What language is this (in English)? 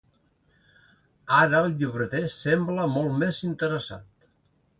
Catalan